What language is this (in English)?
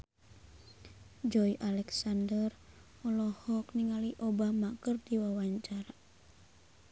Sundanese